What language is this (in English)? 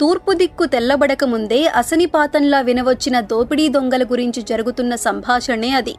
Telugu